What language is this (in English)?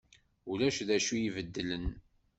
Kabyle